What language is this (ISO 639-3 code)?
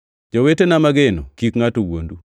luo